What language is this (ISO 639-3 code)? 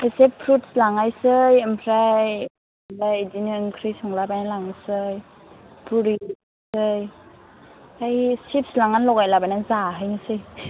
brx